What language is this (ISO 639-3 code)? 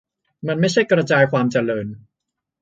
tha